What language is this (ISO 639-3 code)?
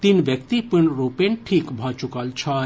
mai